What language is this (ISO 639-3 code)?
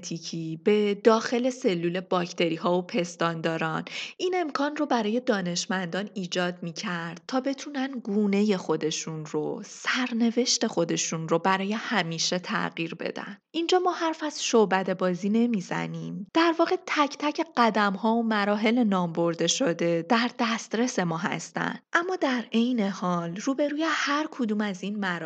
fas